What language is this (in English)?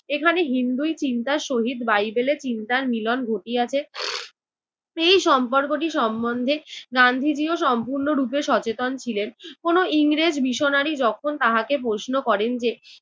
Bangla